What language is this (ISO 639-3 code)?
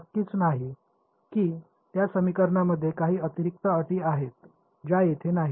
mar